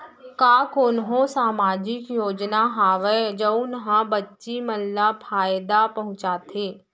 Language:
Chhattisgarhi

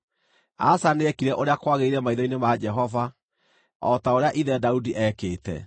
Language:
Kikuyu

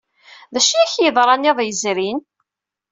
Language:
Kabyle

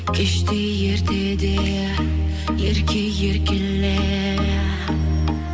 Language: Kazakh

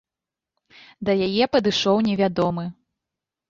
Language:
Belarusian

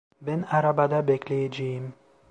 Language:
Turkish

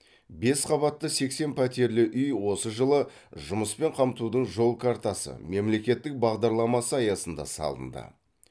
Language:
Kazakh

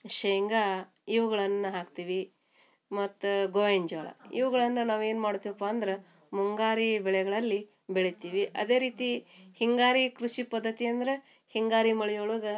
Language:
Kannada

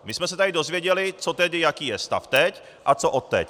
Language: Czech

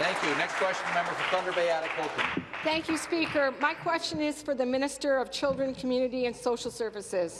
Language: English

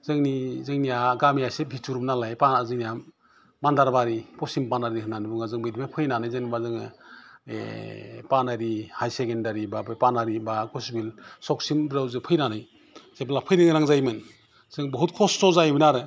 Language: Bodo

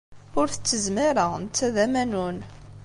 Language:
Kabyle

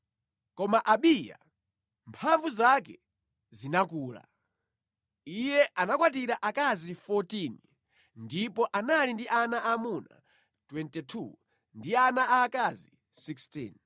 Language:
Nyanja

